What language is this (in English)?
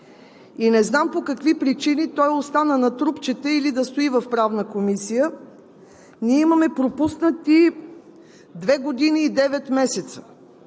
Bulgarian